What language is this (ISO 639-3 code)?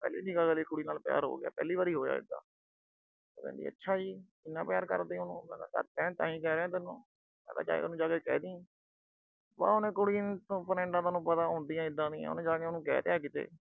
pan